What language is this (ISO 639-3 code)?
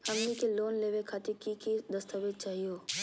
mag